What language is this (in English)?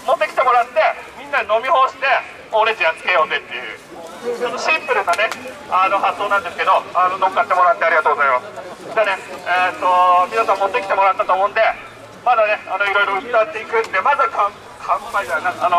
Japanese